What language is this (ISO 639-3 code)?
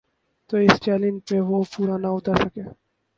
urd